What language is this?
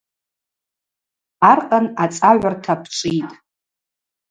Abaza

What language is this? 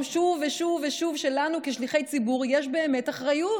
Hebrew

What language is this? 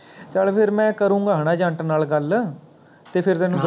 Punjabi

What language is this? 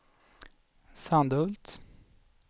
Swedish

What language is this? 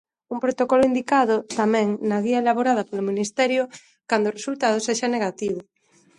Galician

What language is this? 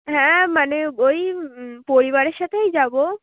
Bangla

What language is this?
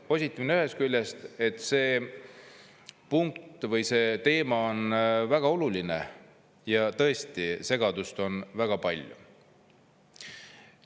Estonian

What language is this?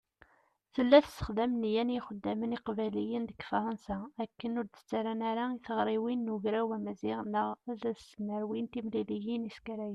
Kabyle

